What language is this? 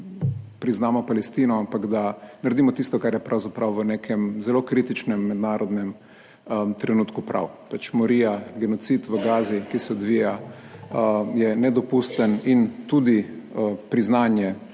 Slovenian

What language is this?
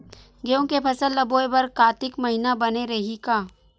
Chhattisgarhi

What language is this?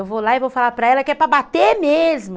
Portuguese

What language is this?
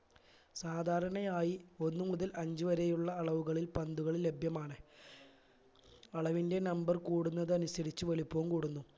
Malayalam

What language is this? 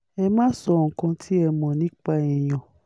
Yoruba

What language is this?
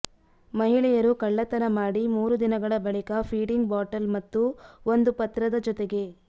Kannada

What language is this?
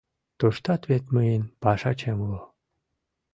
Mari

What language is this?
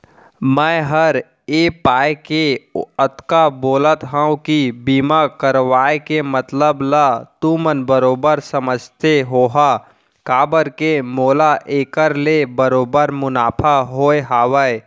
Chhattisgarhi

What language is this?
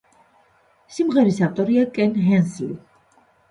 Georgian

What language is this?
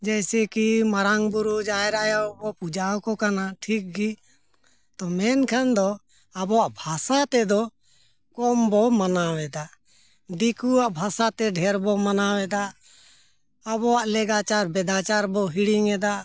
Santali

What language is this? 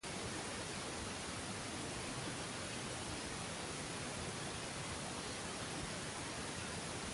Spanish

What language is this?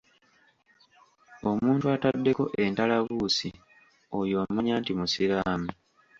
Ganda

